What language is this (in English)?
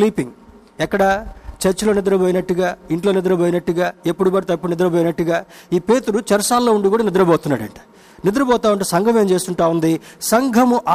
Telugu